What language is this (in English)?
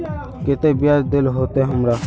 Magahi